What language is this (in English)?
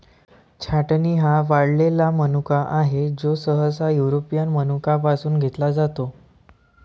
Marathi